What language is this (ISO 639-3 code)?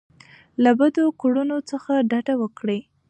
pus